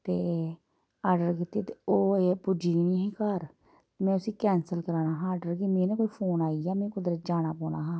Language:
Dogri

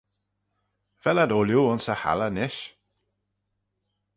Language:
Manx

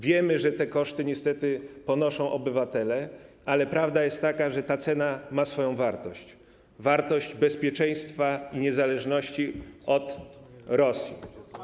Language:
Polish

